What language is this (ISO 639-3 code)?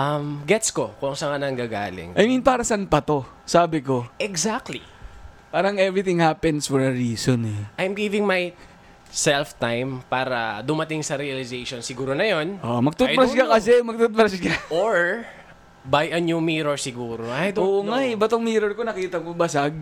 fil